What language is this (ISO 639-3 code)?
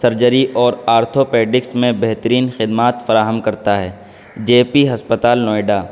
urd